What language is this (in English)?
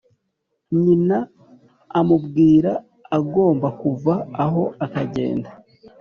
Kinyarwanda